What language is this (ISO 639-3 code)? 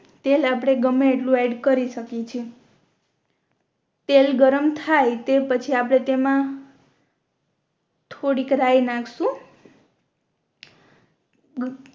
guj